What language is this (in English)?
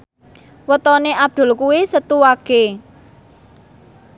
Javanese